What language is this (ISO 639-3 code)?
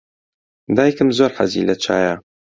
ckb